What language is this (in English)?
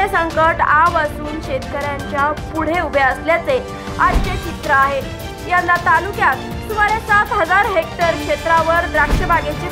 Hindi